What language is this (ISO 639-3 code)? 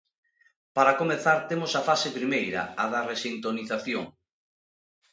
glg